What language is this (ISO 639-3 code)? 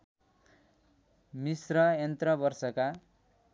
nep